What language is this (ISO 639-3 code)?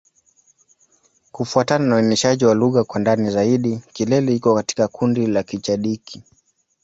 swa